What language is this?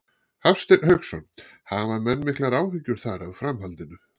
Icelandic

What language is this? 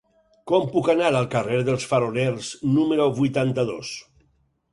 Catalan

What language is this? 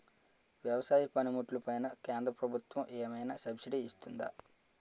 Telugu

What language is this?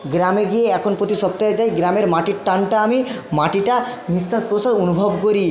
Bangla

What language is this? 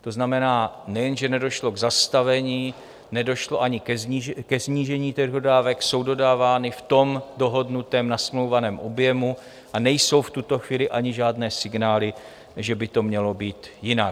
Czech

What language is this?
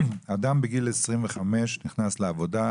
Hebrew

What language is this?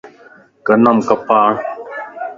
Lasi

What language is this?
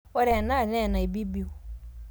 Masai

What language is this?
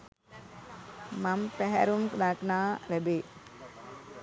Sinhala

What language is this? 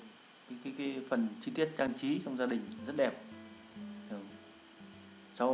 Vietnamese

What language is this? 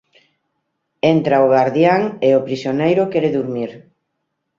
Galician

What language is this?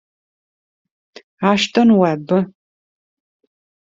Italian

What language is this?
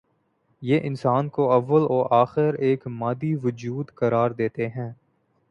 Urdu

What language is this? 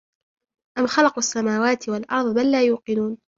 Arabic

